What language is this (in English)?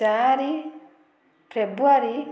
Odia